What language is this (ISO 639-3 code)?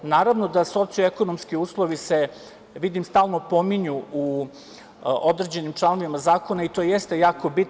srp